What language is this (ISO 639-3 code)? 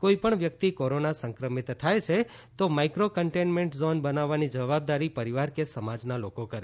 guj